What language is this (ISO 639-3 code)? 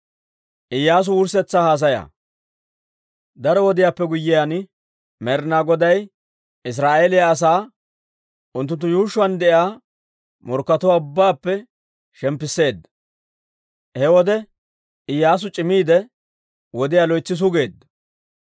dwr